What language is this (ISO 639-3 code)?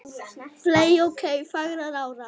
isl